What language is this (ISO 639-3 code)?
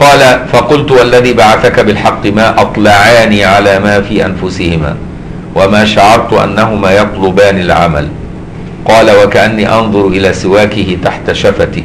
ara